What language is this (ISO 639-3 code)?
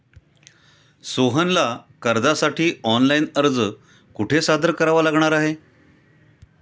mar